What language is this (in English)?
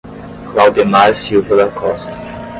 Portuguese